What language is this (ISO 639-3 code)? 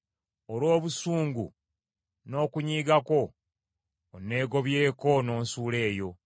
lug